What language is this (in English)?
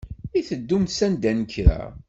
Kabyle